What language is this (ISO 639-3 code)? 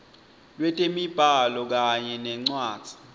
ssw